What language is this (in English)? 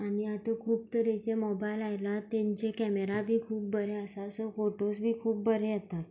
Konkani